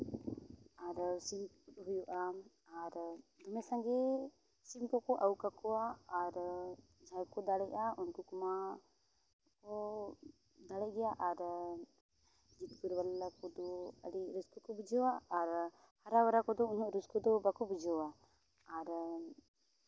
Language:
Santali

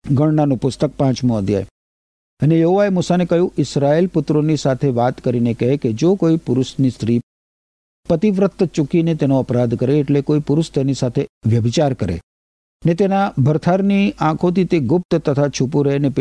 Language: Gujarati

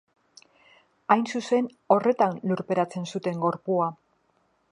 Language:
Basque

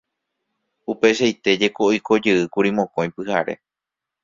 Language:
Guarani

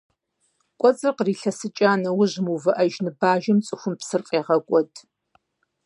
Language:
Kabardian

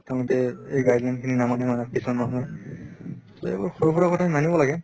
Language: Assamese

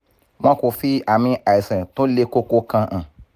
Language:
Yoruba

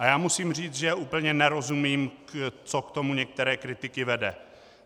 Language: Czech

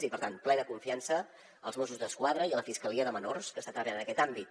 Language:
Catalan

